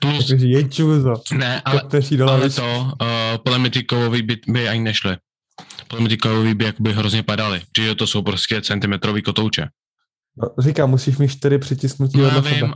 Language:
Czech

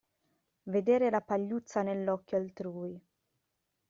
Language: Italian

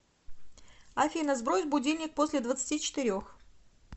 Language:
Russian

